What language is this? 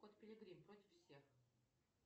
Russian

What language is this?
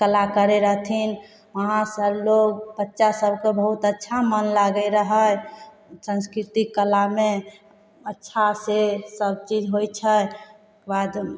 Maithili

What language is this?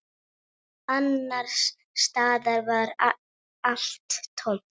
Icelandic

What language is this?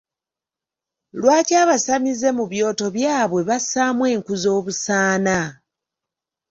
Ganda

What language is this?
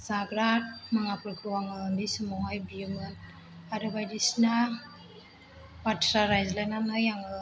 Bodo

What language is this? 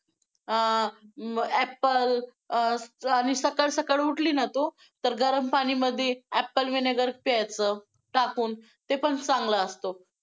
Marathi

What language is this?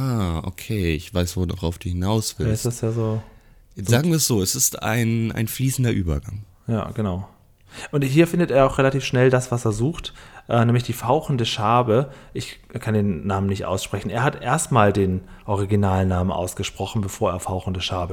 German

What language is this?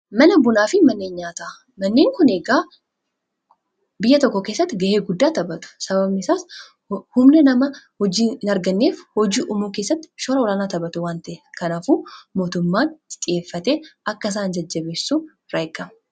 Oromo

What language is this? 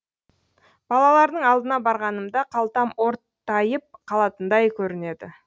Kazakh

